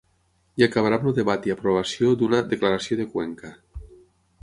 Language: Catalan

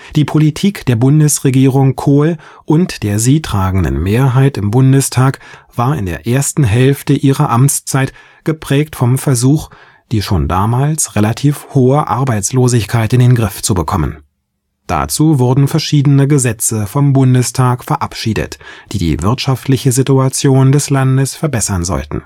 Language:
German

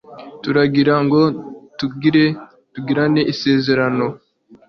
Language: Kinyarwanda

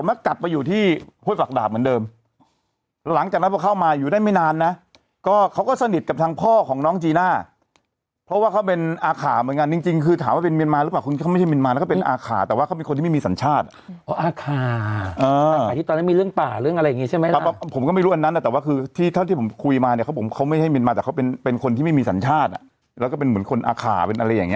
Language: Thai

